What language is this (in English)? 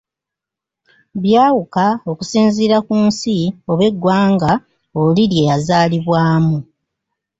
Ganda